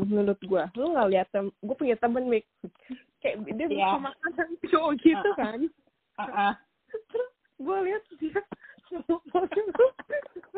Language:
Indonesian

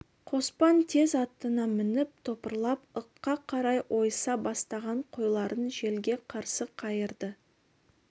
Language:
Kazakh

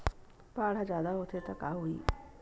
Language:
Chhattisgarhi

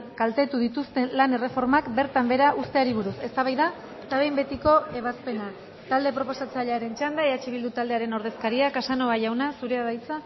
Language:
Basque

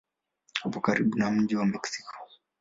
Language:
Swahili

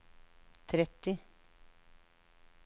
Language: Norwegian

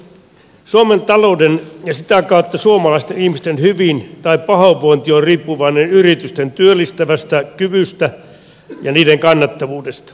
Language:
Finnish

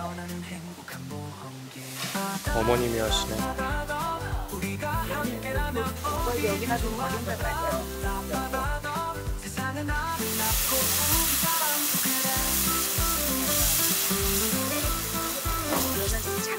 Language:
Korean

